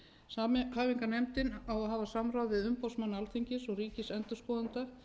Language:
Icelandic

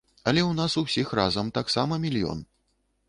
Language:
Belarusian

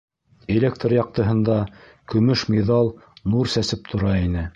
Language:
Bashkir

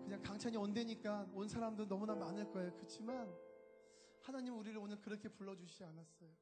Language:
Korean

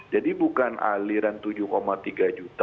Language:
Indonesian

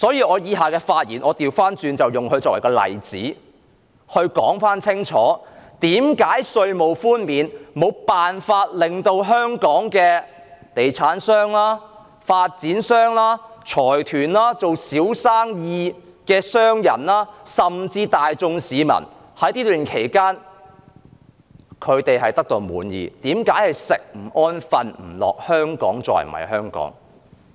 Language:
Cantonese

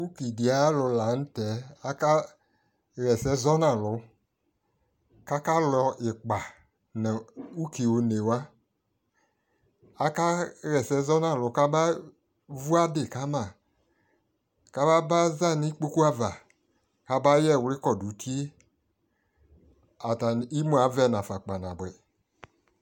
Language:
Ikposo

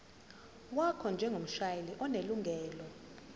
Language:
Zulu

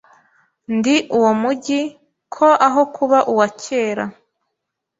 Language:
Kinyarwanda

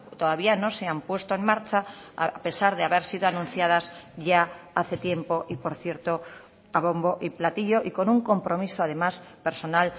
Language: Spanish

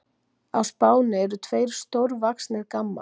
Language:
Icelandic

